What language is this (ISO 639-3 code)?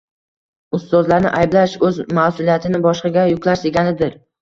uzb